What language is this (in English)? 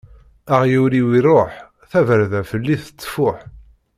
Kabyle